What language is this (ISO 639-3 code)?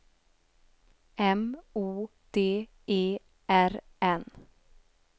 swe